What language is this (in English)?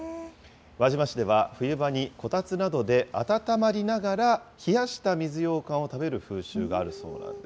Japanese